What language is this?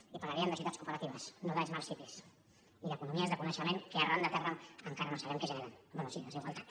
Catalan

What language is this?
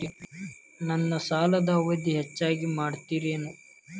Kannada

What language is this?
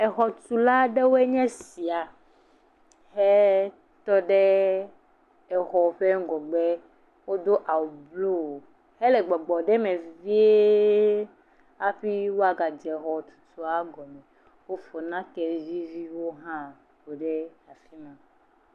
Ewe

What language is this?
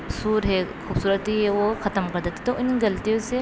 Urdu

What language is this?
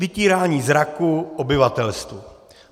Czech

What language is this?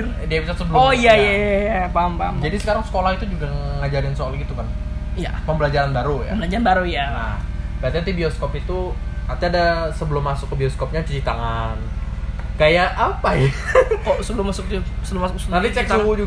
Indonesian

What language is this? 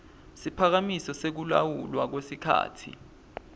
Swati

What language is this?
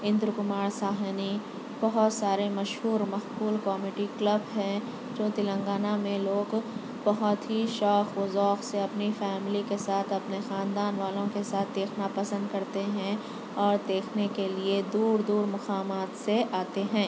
Urdu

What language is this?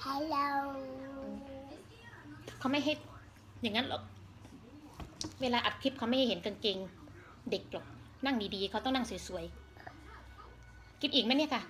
Thai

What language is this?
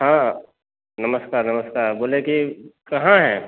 Maithili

